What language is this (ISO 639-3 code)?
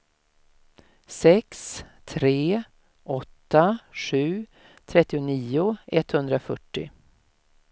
swe